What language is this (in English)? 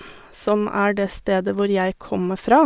Norwegian